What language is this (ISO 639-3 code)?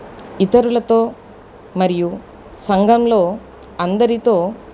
tel